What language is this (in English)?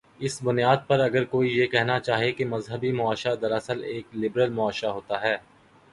Urdu